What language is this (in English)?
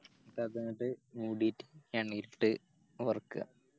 Malayalam